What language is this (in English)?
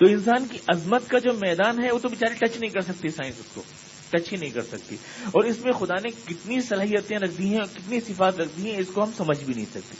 Urdu